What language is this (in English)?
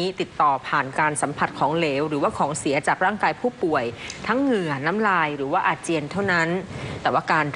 Thai